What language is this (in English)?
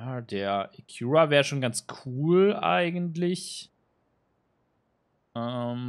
German